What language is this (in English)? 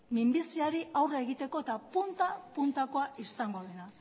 Basque